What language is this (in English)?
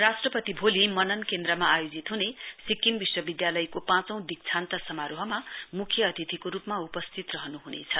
Nepali